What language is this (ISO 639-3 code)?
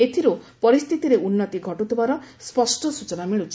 ori